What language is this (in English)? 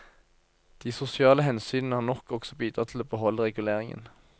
Norwegian